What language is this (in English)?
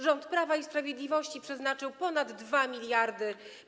Polish